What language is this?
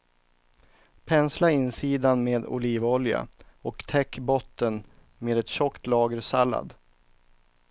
Swedish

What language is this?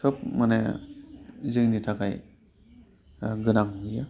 Bodo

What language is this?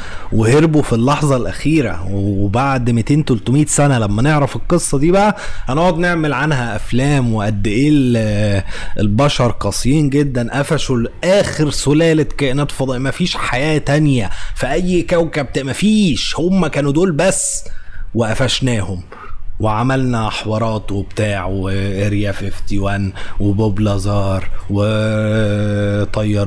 Arabic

